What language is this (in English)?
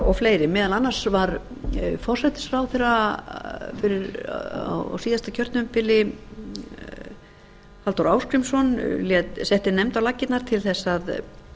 Icelandic